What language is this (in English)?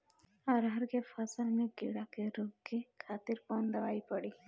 Bhojpuri